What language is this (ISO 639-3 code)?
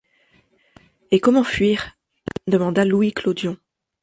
fra